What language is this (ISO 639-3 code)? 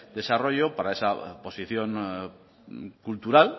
spa